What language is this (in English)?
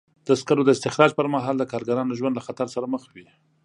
Pashto